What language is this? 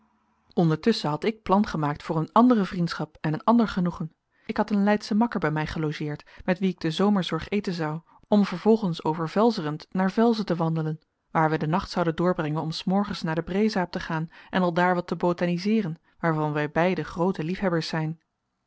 Dutch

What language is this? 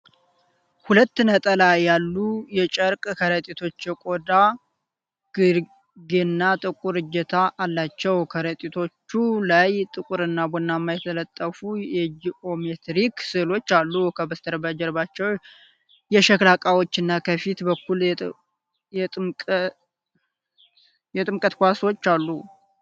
Amharic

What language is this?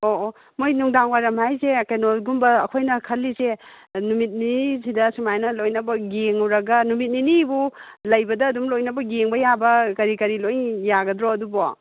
Manipuri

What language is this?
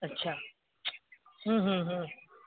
Sindhi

